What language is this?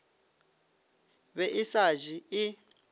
Northern Sotho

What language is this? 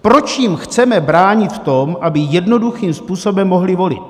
Czech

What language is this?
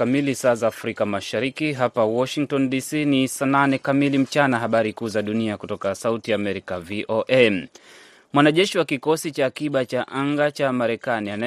Swahili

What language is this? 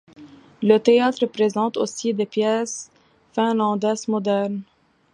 French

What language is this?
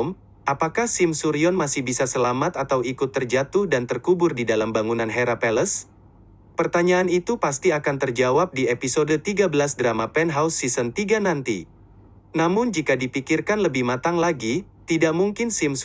Indonesian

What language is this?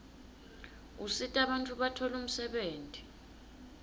Swati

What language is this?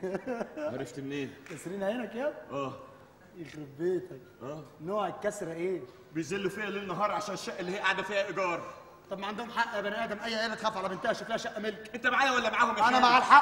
Arabic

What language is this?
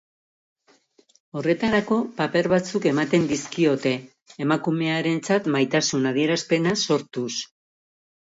Basque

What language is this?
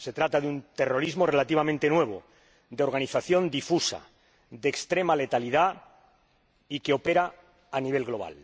Spanish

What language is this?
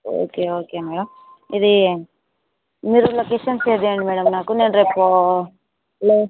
Telugu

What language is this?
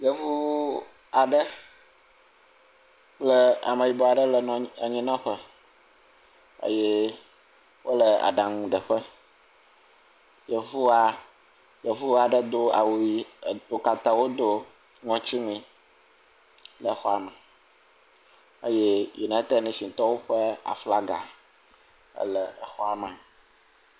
Ewe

